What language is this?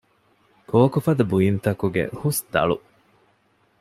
Divehi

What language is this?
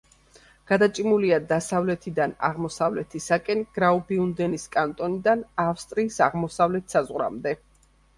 Georgian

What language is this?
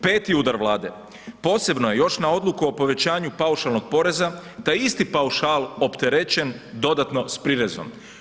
Croatian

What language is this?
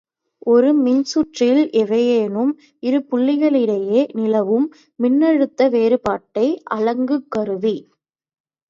Tamil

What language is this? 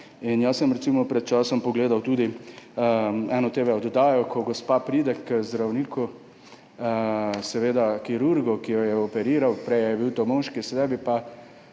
Slovenian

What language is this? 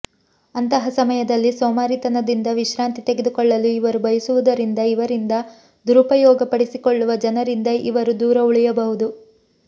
Kannada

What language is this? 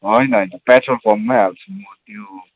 Nepali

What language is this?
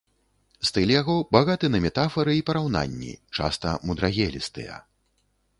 Belarusian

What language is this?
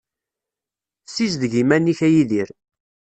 Kabyle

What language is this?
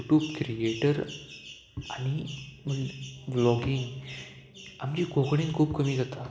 Konkani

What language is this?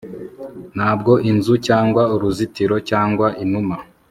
Kinyarwanda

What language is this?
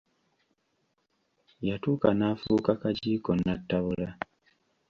Ganda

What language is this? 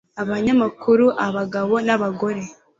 Kinyarwanda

